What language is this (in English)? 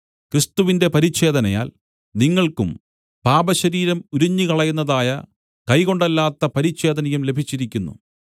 Malayalam